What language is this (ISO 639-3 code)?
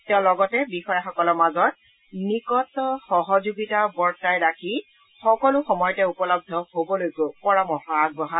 asm